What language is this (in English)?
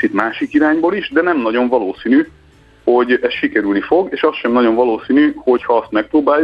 Hungarian